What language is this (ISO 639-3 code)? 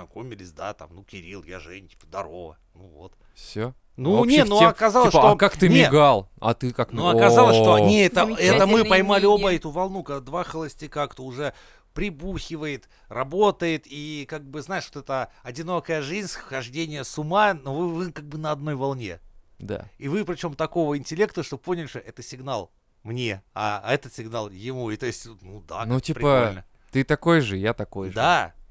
rus